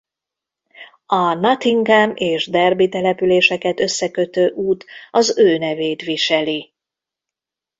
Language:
Hungarian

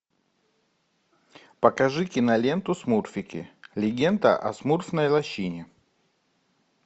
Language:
Russian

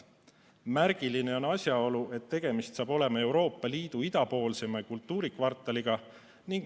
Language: Estonian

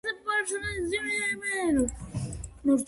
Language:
Georgian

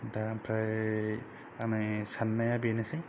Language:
Bodo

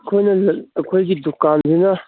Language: Manipuri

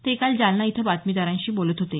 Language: Marathi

